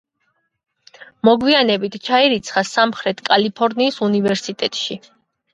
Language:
Georgian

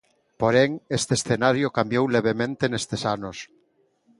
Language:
Galician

